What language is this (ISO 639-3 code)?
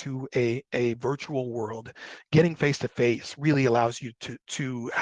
eng